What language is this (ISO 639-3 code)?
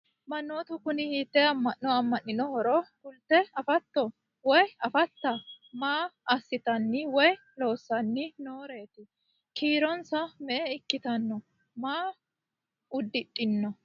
sid